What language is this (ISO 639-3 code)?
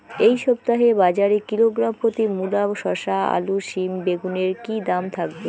ben